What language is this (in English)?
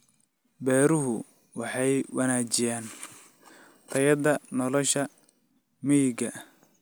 Somali